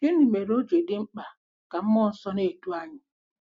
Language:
Igbo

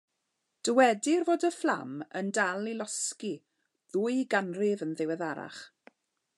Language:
Welsh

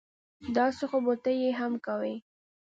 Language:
Pashto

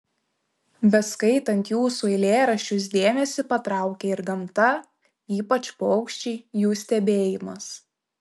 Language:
Lithuanian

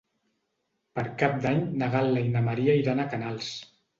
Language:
Catalan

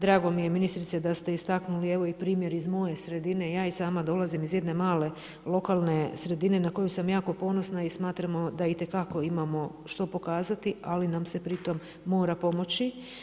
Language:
Croatian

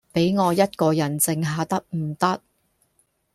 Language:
Cantonese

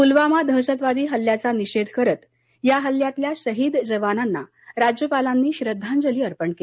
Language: Marathi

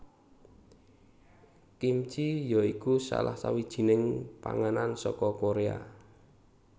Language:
Javanese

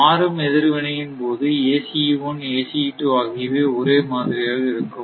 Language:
Tamil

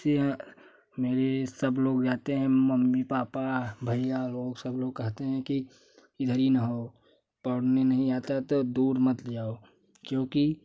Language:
Hindi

